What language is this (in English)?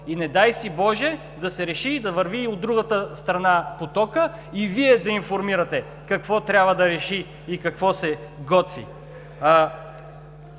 Bulgarian